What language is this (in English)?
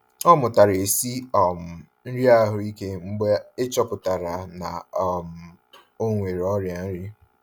Igbo